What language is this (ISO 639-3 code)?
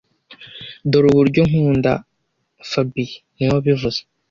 kin